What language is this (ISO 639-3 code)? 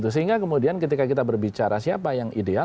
ind